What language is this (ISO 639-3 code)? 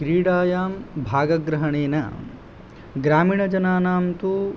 san